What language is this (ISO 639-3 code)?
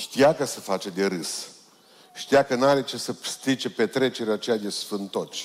ron